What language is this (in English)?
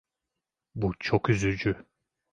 Turkish